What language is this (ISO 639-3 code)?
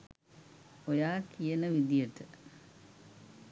sin